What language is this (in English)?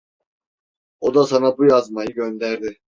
Turkish